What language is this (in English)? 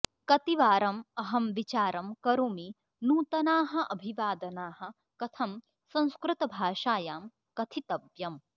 Sanskrit